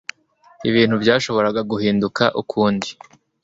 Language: Kinyarwanda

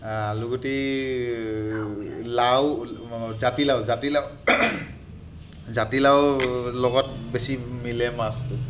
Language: Assamese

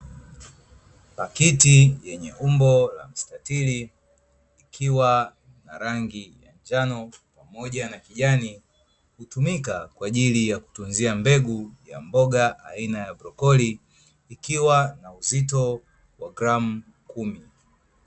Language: Swahili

